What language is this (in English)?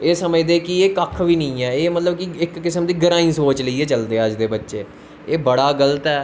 Dogri